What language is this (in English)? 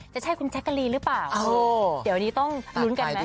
Thai